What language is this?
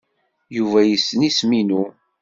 Kabyle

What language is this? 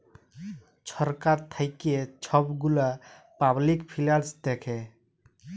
Bangla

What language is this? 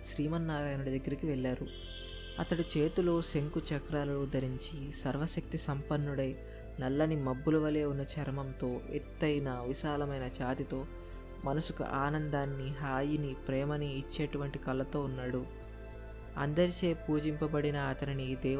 Telugu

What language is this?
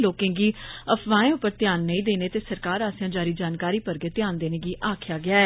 Dogri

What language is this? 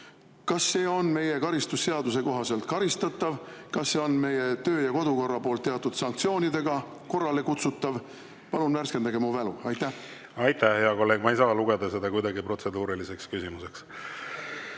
Estonian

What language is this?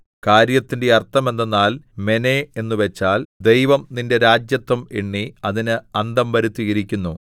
Malayalam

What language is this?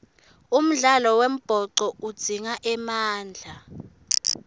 Swati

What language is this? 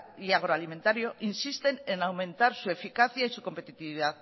Spanish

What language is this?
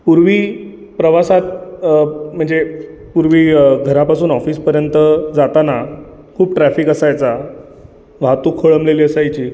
Marathi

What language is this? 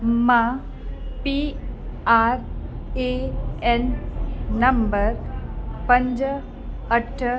Sindhi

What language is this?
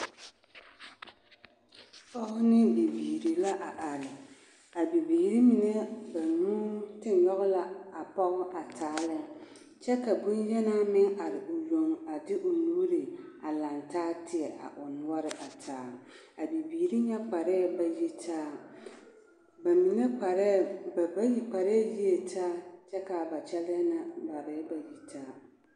Southern Dagaare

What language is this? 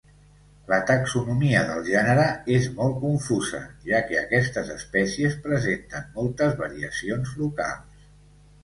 Catalan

